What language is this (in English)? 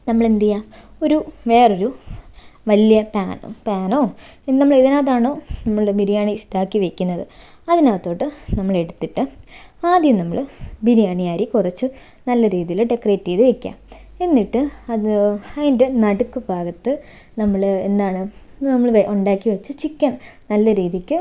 Malayalam